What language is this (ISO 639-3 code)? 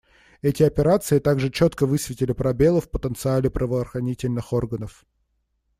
rus